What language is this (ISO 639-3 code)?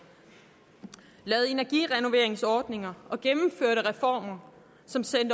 dan